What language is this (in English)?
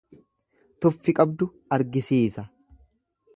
Oromo